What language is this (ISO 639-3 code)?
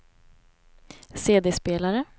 swe